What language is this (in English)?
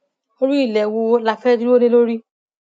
Yoruba